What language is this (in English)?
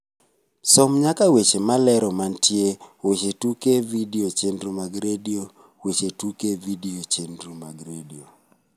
Luo (Kenya and Tanzania)